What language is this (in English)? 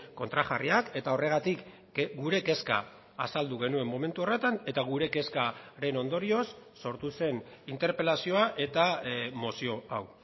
Basque